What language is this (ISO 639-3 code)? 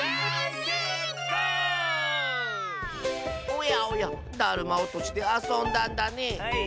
jpn